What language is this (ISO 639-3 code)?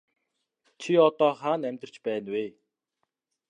mon